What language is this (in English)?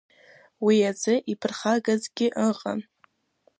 Abkhazian